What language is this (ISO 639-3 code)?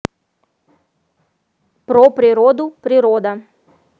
rus